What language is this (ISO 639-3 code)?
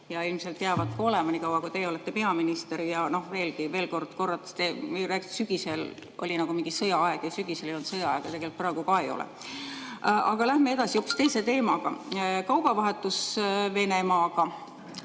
est